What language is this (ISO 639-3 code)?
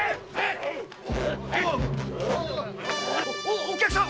jpn